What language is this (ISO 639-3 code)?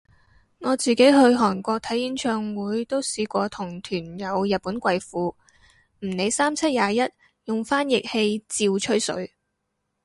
yue